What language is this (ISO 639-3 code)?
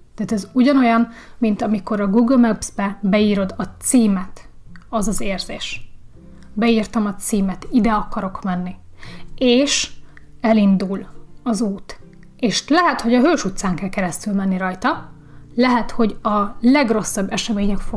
hun